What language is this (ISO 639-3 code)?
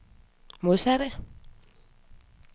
dan